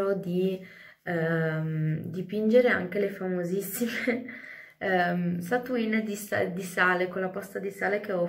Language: Italian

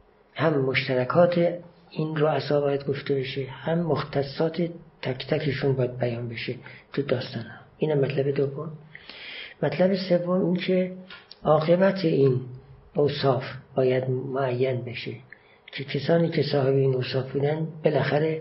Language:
Persian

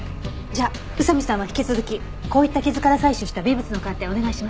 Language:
Japanese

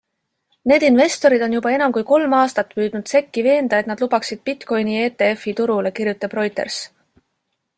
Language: Estonian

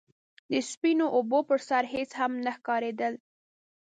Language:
Pashto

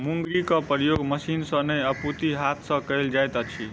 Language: Maithili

